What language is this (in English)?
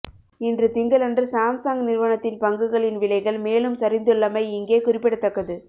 Tamil